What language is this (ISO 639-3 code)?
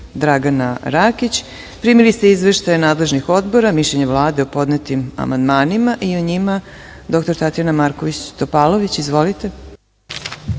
srp